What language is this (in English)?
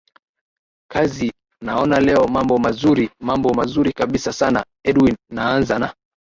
Swahili